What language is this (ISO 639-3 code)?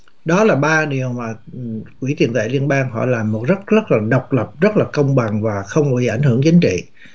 vie